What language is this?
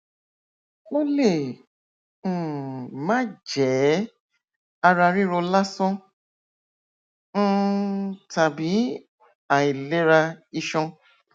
Yoruba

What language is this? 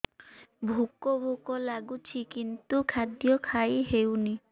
Odia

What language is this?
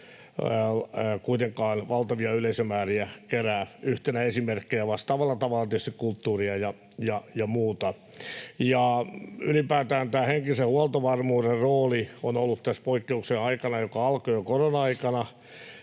Finnish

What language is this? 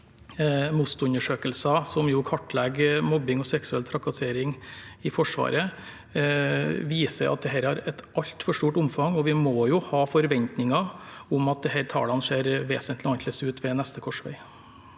Norwegian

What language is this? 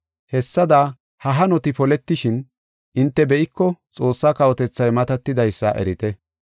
Gofa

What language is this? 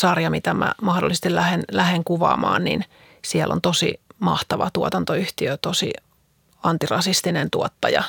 Finnish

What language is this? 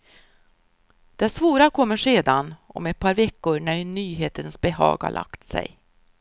Swedish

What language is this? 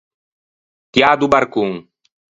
Ligurian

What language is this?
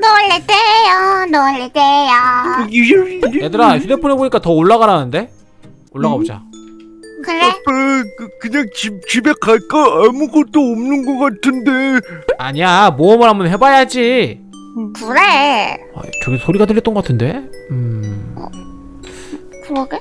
Korean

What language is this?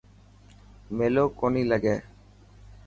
Dhatki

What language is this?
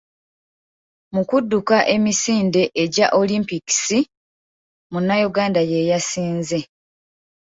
Ganda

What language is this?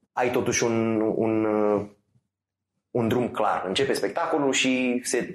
Romanian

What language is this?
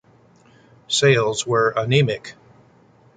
English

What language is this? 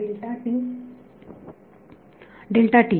Marathi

